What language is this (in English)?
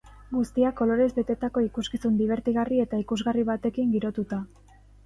Basque